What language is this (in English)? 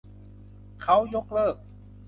Thai